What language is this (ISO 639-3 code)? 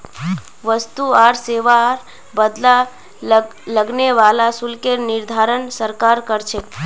mag